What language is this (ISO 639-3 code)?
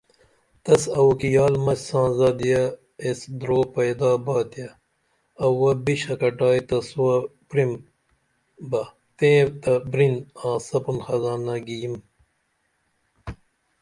dml